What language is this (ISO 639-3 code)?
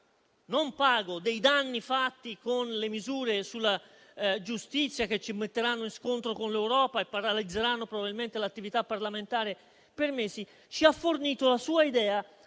ita